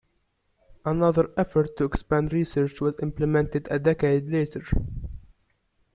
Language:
English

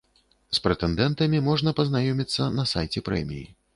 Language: Belarusian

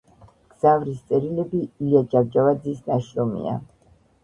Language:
Georgian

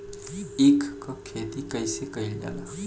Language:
Bhojpuri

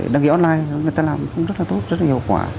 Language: Vietnamese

